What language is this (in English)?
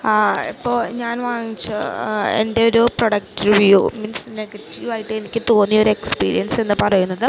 Malayalam